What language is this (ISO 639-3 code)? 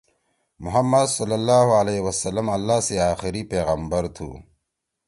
trw